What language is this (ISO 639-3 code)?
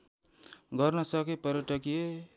nep